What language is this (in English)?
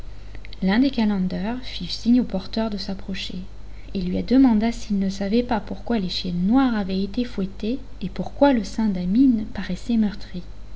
French